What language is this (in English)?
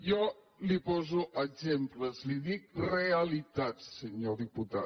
Catalan